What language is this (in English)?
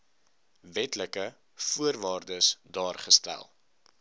Afrikaans